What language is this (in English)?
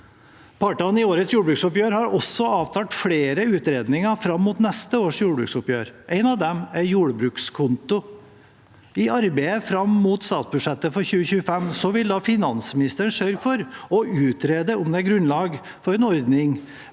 Norwegian